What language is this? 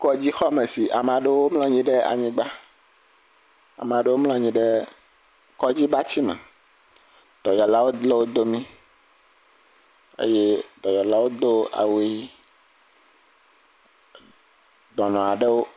Ewe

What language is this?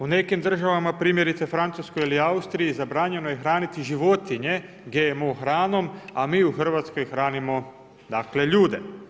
Croatian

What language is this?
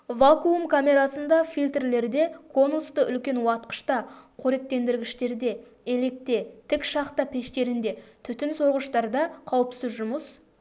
Kazakh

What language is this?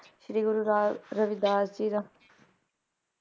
Punjabi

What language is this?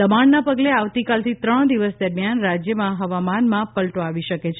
Gujarati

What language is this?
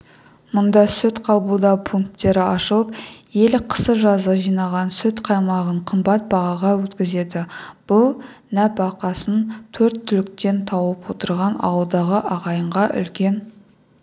Kazakh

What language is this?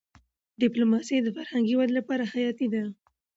Pashto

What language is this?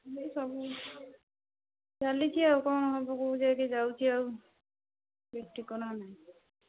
Odia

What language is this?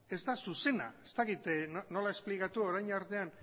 Basque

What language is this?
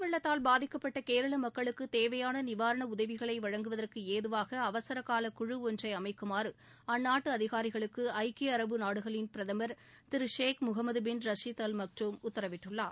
Tamil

